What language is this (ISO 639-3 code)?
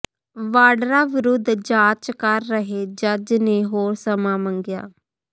pan